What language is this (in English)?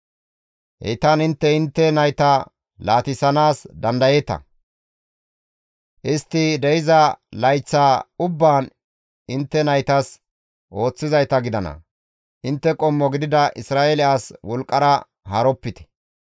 Gamo